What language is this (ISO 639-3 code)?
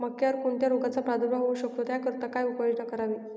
mar